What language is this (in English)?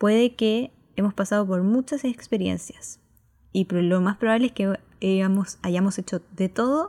Spanish